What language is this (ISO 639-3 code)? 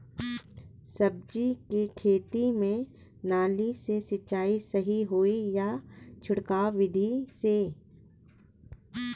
bho